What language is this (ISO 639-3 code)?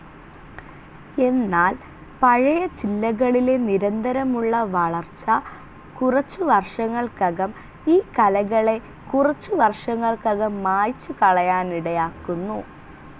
mal